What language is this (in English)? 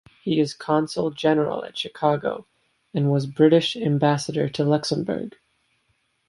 English